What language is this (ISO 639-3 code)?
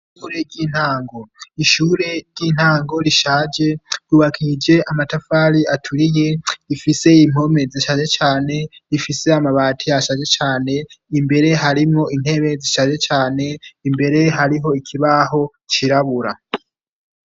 run